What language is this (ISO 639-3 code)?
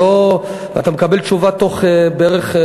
heb